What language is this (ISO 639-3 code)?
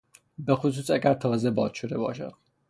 fas